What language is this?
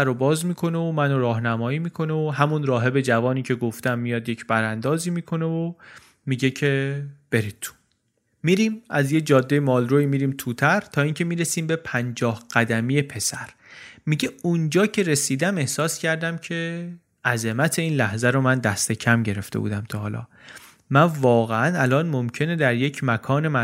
Persian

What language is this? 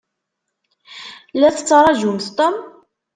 Kabyle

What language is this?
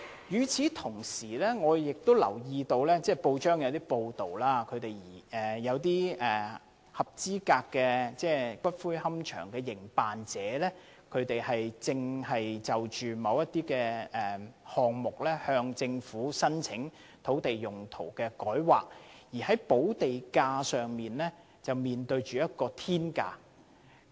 Cantonese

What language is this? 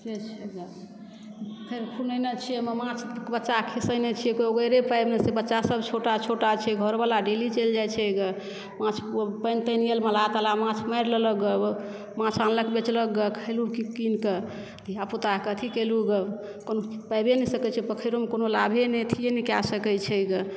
Maithili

